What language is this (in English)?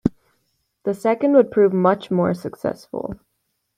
English